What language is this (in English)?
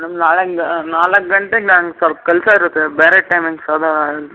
Kannada